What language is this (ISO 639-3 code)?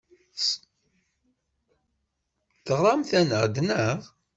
kab